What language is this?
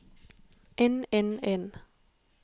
Norwegian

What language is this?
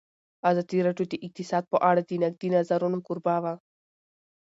Pashto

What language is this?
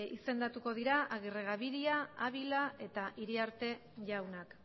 Basque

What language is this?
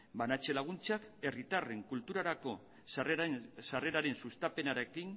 Basque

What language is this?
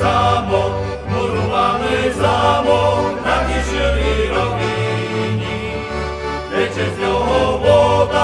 Slovak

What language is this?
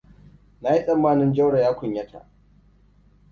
Hausa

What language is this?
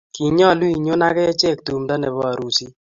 Kalenjin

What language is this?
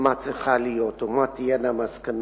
Hebrew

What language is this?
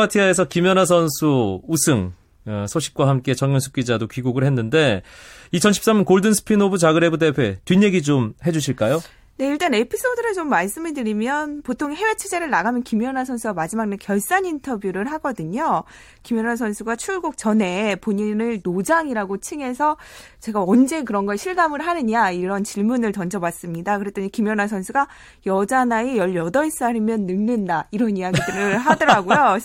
Korean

